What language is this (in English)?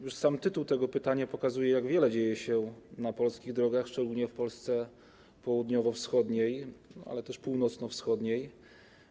Polish